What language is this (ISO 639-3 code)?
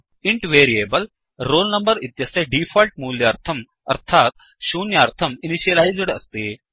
san